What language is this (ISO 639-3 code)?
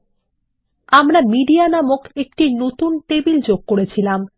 ben